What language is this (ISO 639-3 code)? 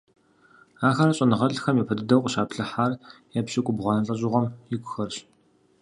kbd